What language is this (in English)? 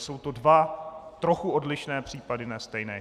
Czech